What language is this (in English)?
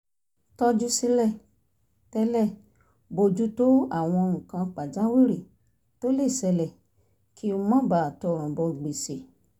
Yoruba